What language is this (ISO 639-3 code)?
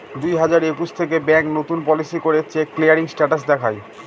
ben